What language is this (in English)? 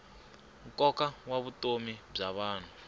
Tsonga